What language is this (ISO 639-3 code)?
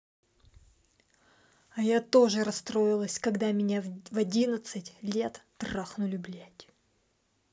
rus